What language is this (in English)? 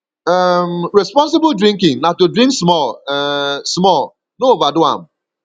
Nigerian Pidgin